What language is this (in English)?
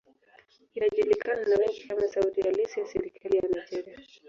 Swahili